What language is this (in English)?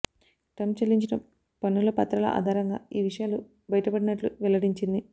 Telugu